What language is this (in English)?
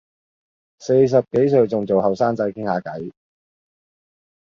Cantonese